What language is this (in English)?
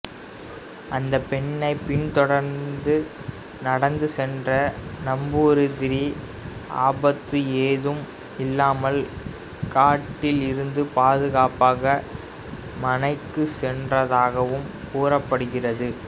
Tamil